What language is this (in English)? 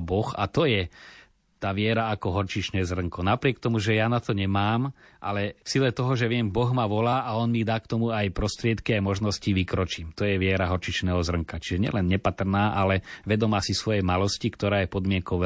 Slovak